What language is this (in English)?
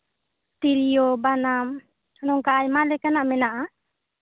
Santali